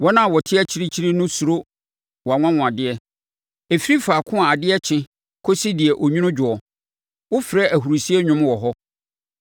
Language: Akan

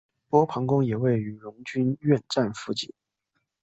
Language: Chinese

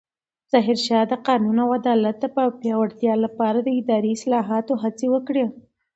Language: Pashto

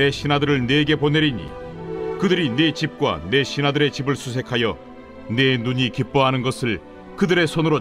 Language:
Korean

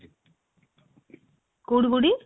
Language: Odia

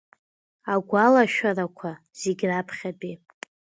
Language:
Abkhazian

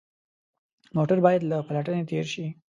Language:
Pashto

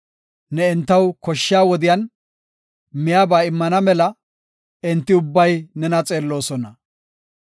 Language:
Gofa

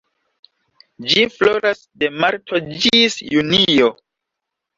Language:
Esperanto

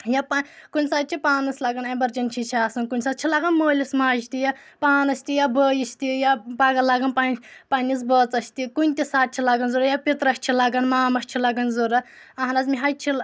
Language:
Kashmiri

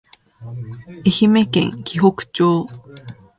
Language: Japanese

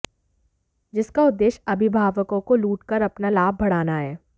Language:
Hindi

